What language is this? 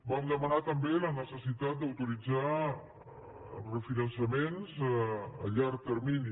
Catalan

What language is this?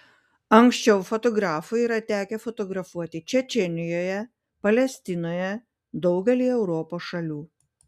Lithuanian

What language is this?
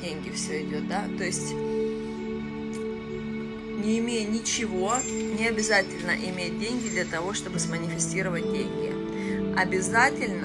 Russian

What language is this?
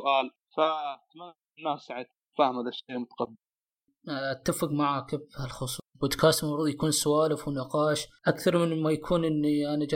Arabic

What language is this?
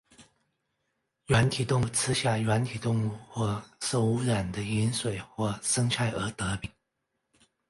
Chinese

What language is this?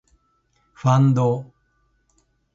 Japanese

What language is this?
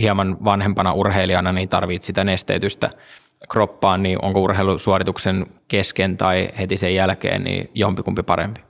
Finnish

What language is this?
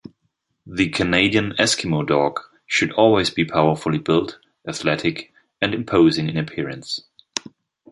English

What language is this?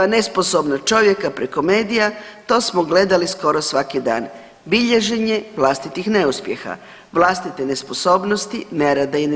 Croatian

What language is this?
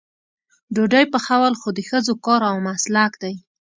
Pashto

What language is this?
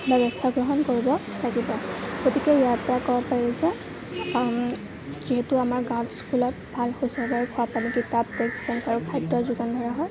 Assamese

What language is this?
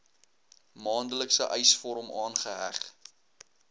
Afrikaans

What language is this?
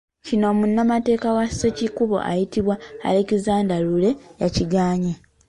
Ganda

